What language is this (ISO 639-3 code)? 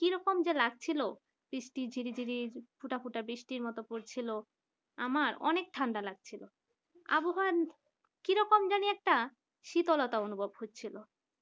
ben